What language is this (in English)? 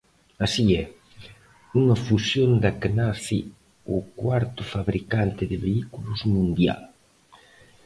Galician